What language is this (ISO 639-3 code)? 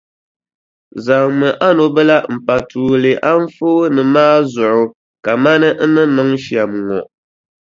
dag